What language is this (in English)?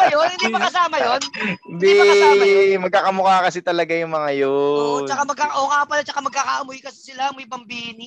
Filipino